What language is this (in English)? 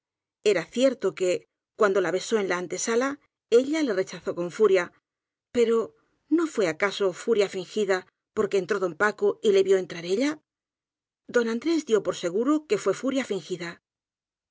Spanish